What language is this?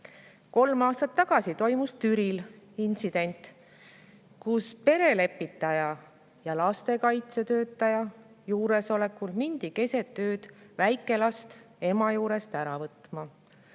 Estonian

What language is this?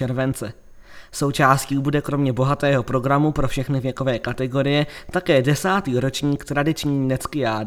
Czech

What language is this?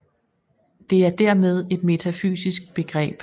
Danish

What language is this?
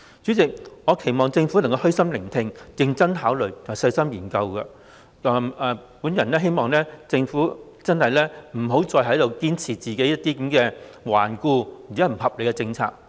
Cantonese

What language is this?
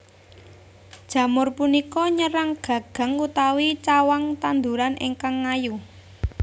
Javanese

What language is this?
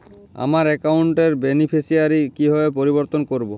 Bangla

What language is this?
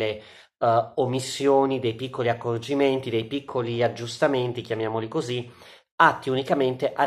Italian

